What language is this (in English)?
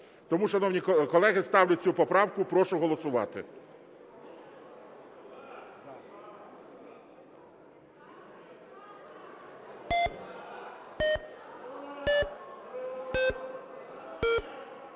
Ukrainian